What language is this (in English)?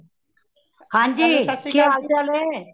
Punjabi